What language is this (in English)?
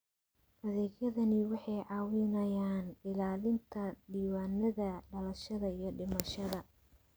Somali